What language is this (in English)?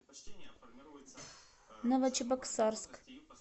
Russian